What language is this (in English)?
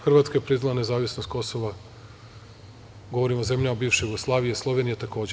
Serbian